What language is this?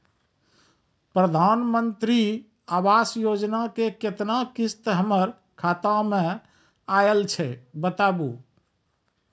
Maithili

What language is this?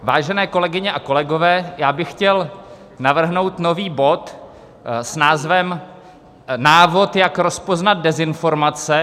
Czech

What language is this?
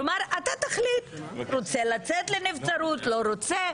Hebrew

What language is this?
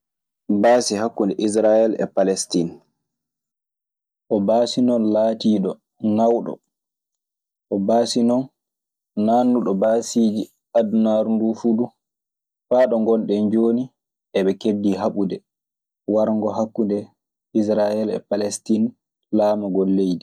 Maasina Fulfulde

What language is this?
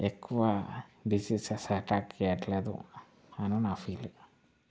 Telugu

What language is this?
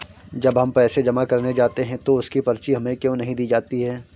Hindi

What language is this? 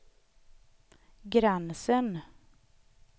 Swedish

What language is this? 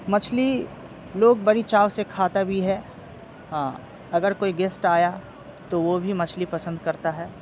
Urdu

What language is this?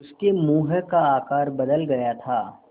Hindi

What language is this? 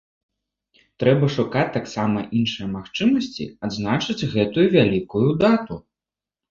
Belarusian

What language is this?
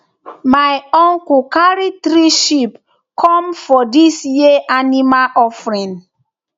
Nigerian Pidgin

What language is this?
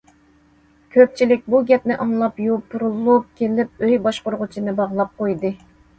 Uyghur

